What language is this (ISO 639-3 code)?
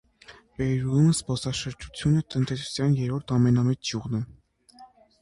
hye